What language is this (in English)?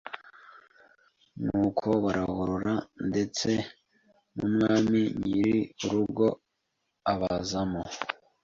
Kinyarwanda